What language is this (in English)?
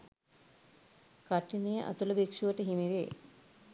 Sinhala